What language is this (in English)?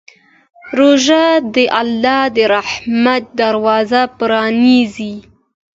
Pashto